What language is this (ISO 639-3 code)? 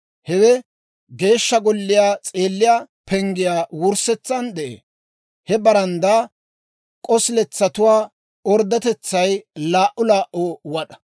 dwr